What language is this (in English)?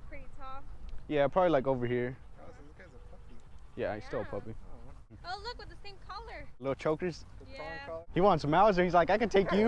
English